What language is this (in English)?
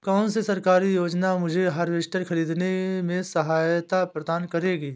Hindi